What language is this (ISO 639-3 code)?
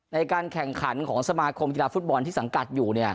tha